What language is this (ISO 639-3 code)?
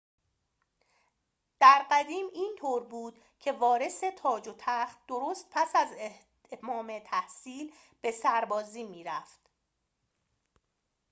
fas